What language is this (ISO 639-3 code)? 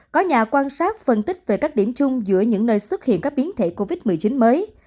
vie